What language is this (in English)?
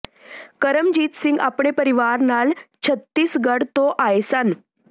Punjabi